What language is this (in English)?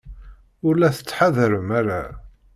Kabyle